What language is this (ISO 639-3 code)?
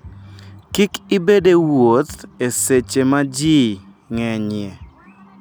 luo